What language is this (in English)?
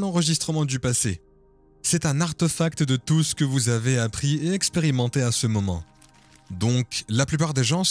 French